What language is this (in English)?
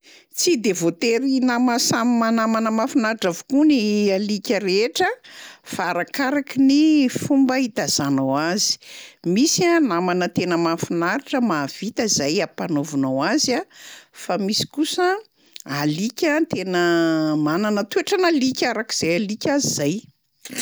Malagasy